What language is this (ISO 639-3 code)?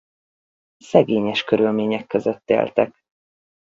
hun